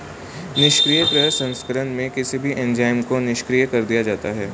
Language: Hindi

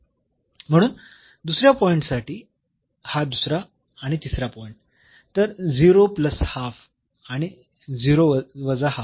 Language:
Marathi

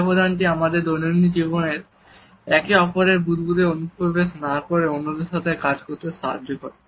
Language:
Bangla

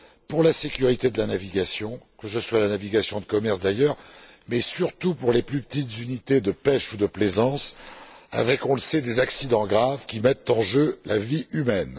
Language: French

